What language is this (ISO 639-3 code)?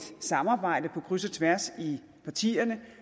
dan